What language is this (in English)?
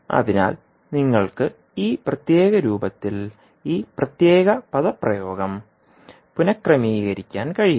Malayalam